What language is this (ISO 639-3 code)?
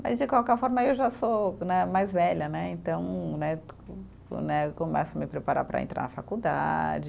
por